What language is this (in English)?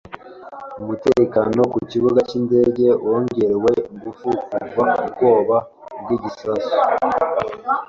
Kinyarwanda